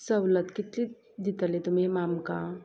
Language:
Konkani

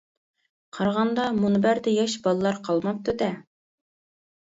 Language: Uyghur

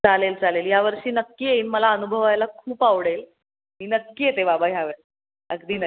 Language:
Marathi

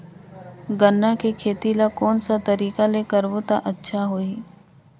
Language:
Chhattisgarhi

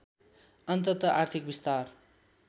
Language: Nepali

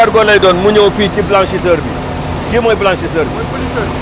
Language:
Wolof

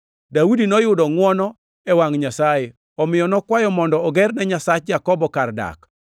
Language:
Luo (Kenya and Tanzania)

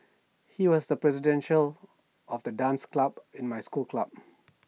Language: English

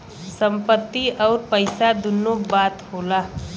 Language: Bhojpuri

